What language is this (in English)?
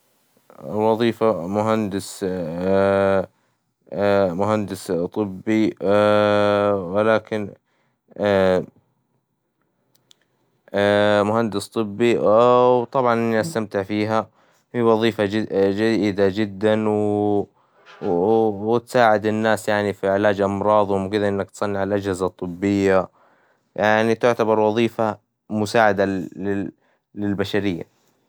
Hijazi Arabic